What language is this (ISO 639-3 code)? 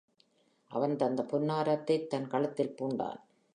tam